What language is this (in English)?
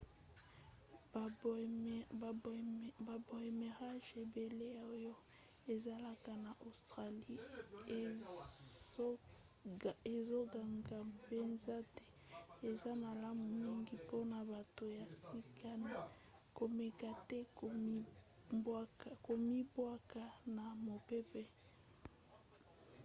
Lingala